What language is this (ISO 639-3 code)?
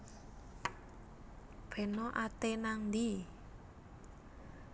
jav